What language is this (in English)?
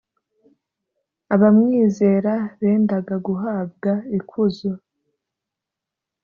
Kinyarwanda